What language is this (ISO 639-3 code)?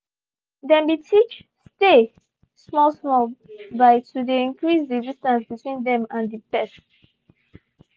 pcm